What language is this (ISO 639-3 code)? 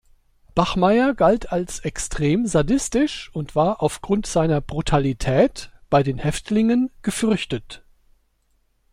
deu